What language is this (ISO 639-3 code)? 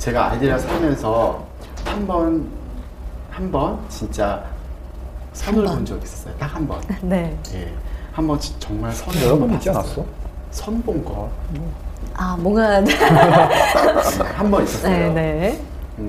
kor